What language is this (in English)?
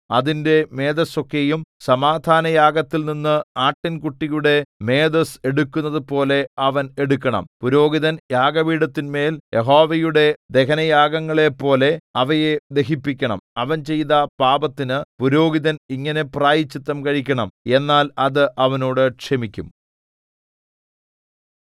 Malayalam